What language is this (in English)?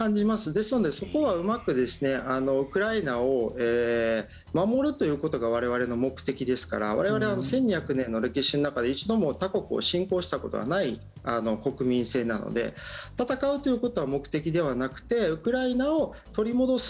Japanese